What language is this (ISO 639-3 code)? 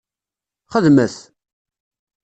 kab